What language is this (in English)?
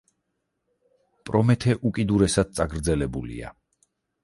Georgian